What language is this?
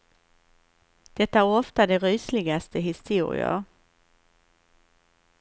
Swedish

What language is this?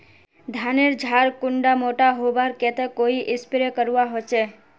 Magahi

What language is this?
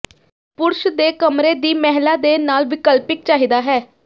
Punjabi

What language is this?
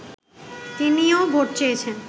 Bangla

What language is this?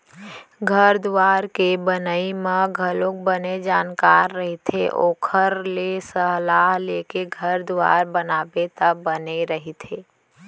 Chhattisgarhi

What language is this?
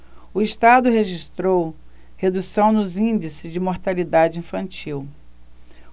Portuguese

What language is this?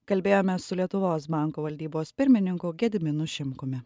Lithuanian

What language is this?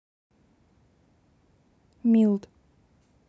Russian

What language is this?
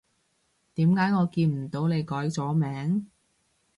Cantonese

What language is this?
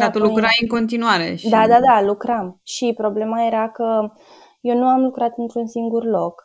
Romanian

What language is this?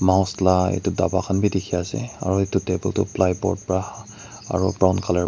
Naga Pidgin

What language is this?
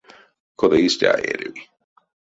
Erzya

